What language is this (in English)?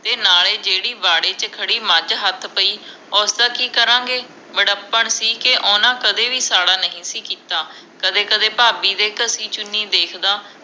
Punjabi